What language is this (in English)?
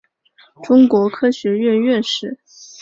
Chinese